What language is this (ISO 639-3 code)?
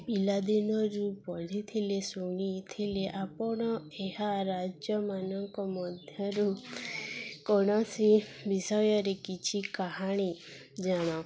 ori